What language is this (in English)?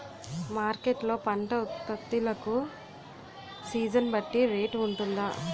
Telugu